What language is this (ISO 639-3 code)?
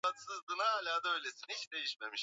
swa